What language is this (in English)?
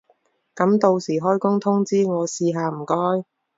Cantonese